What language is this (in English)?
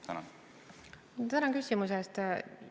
Estonian